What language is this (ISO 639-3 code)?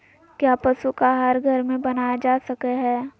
mag